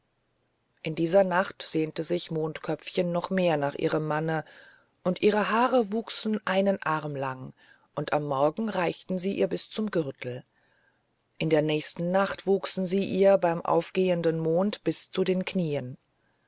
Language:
German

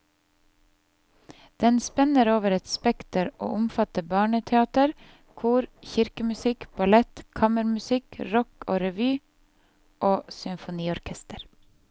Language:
Norwegian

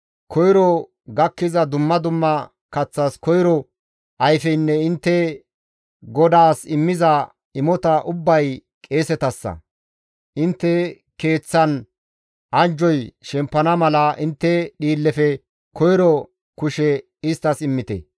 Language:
Gamo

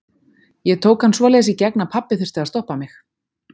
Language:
Icelandic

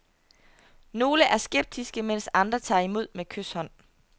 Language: Danish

